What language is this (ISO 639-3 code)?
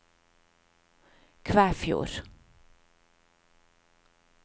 nor